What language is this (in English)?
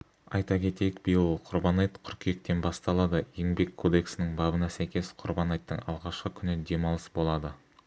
Kazakh